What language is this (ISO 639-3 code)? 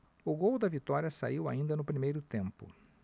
por